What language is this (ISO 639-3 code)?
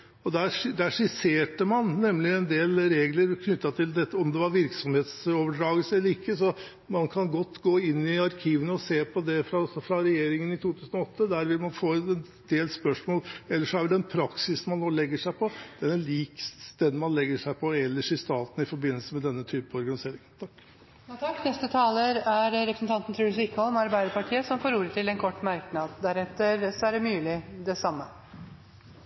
nob